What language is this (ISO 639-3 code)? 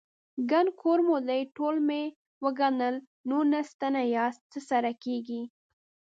pus